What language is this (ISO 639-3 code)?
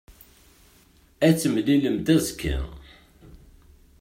kab